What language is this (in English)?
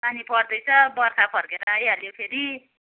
Nepali